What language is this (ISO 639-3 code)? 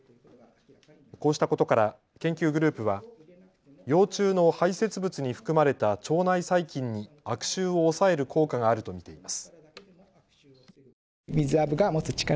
jpn